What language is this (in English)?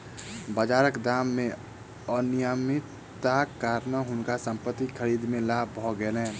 Maithili